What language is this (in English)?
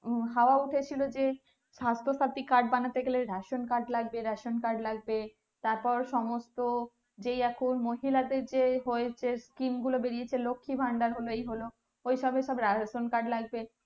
Bangla